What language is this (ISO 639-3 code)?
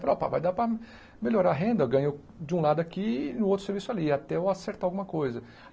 por